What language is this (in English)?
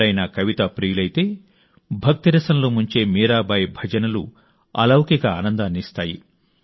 Telugu